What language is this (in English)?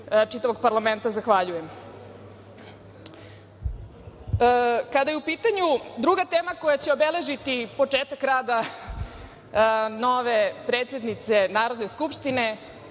Serbian